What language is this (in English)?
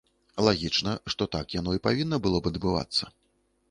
Belarusian